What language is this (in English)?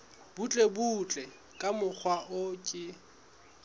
Southern Sotho